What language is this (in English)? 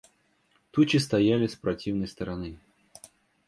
Russian